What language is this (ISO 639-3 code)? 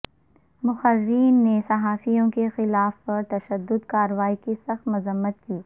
urd